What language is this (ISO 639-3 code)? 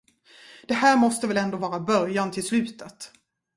swe